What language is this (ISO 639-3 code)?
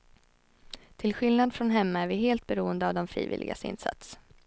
swe